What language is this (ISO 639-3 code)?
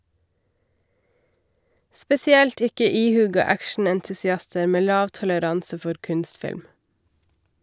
nor